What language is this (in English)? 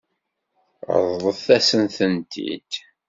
Kabyle